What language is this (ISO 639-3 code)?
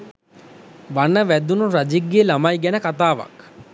sin